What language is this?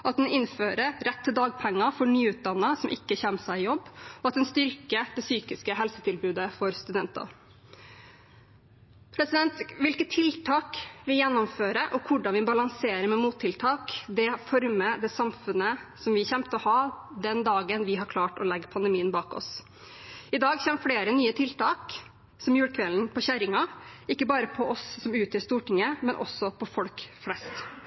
Norwegian Bokmål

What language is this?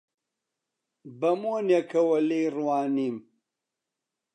Central Kurdish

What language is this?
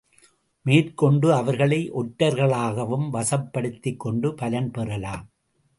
Tamil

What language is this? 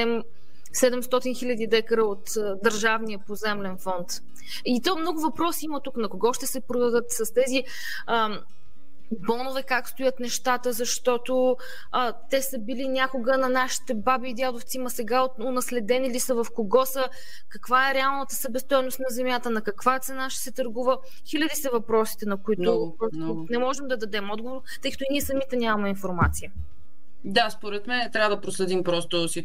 Bulgarian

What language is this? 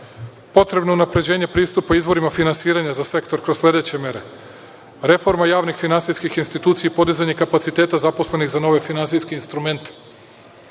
Serbian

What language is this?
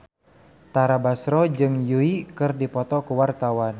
Sundanese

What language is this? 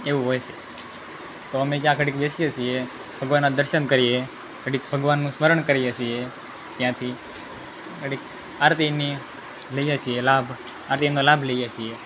Gujarati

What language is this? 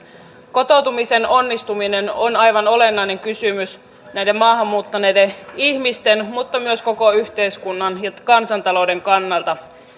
Finnish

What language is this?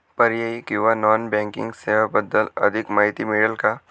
Marathi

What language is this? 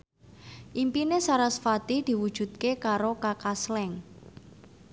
Javanese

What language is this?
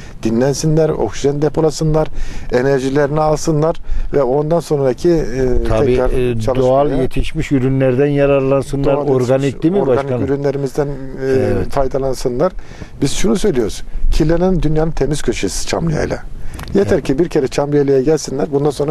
Turkish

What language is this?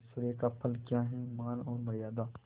Hindi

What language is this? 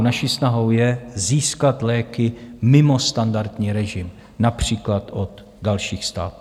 Czech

